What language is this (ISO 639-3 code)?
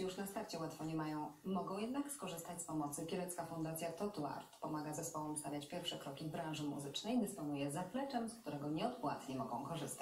pol